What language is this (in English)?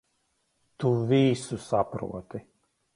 Latvian